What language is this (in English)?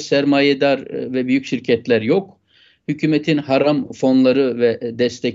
Turkish